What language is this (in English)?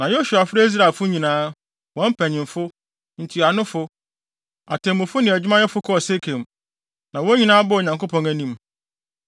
Akan